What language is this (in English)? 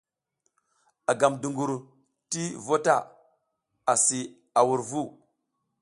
South Giziga